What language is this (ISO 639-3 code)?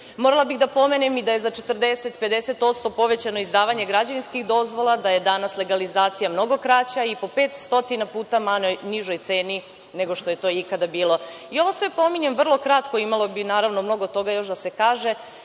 srp